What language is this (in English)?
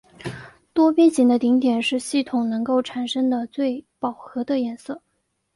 Chinese